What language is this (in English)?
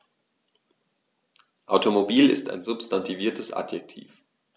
German